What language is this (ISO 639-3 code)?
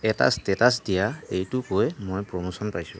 asm